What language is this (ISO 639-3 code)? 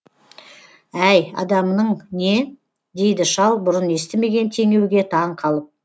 kaz